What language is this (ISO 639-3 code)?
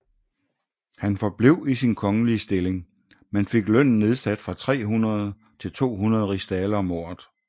dan